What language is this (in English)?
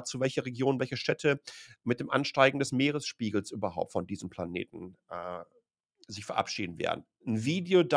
German